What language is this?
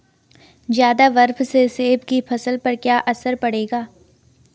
Hindi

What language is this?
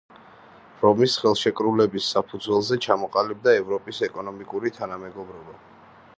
Georgian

